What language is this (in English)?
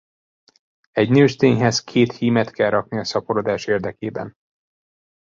Hungarian